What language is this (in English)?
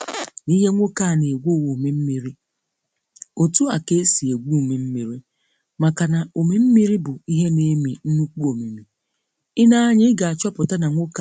Igbo